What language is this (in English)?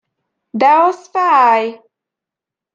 Hungarian